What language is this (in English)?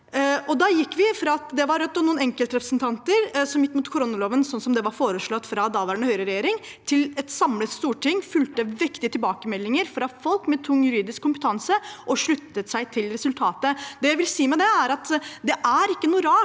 Norwegian